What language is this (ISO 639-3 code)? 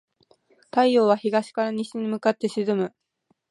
jpn